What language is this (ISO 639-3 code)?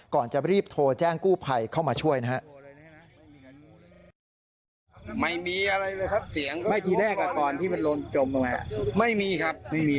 tha